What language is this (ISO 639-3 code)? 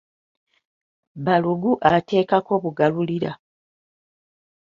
lug